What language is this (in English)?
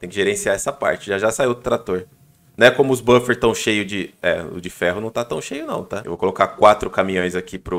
Portuguese